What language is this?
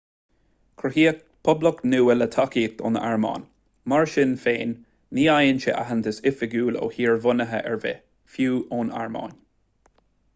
Irish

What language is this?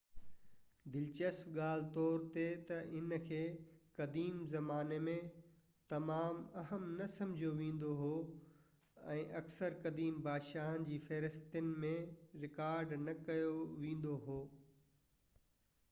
Sindhi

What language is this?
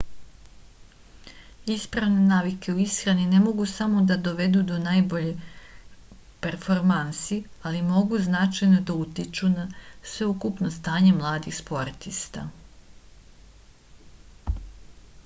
Serbian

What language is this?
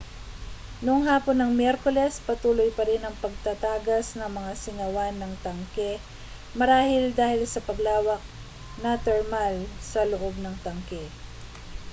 Filipino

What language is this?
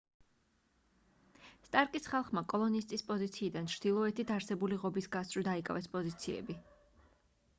Georgian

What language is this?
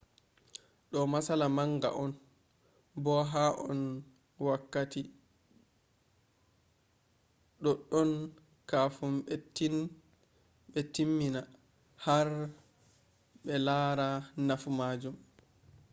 Fula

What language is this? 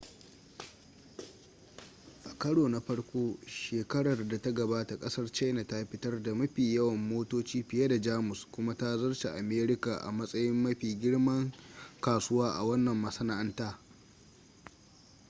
Hausa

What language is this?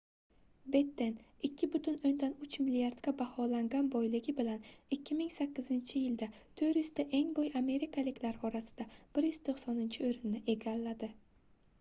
Uzbek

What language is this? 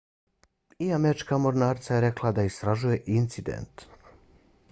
Bosnian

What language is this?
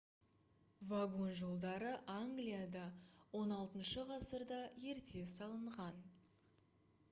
Kazakh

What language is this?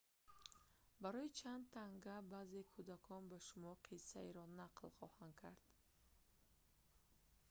Tajik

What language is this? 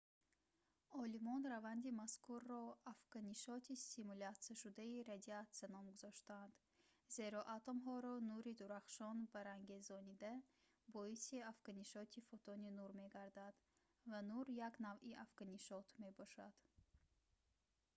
Tajik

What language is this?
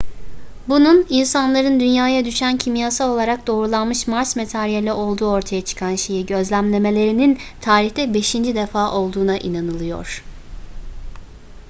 Turkish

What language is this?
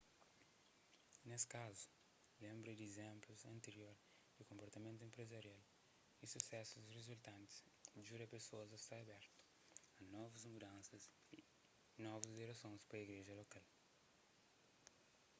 Kabuverdianu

